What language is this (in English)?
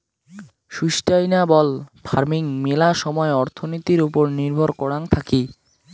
Bangla